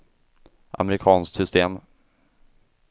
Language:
Swedish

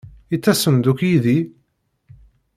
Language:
Kabyle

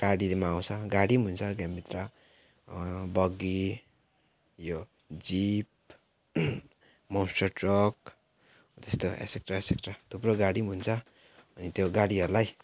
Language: Nepali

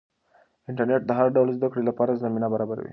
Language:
Pashto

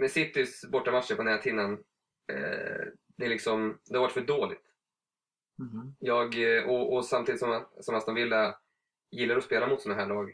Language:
Swedish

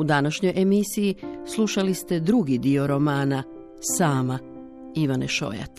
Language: Croatian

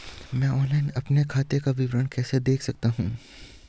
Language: Hindi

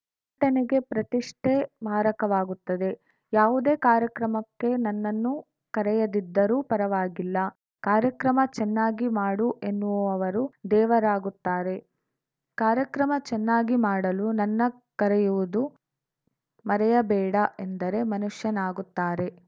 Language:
Kannada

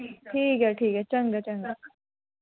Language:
Dogri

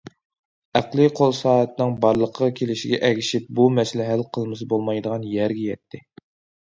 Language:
Uyghur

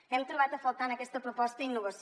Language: Catalan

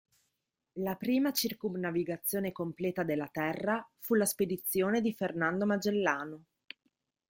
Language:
Italian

